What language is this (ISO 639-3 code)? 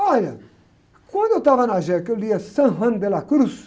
por